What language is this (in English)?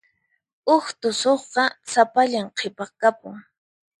Puno Quechua